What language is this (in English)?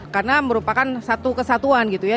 Indonesian